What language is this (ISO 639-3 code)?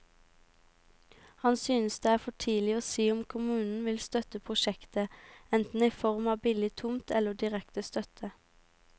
nor